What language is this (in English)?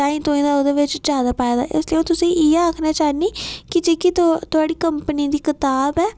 Dogri